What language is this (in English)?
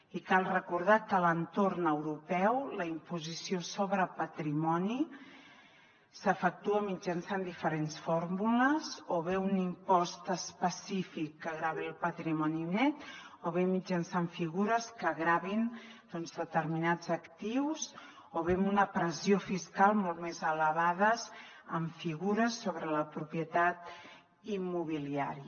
Catalan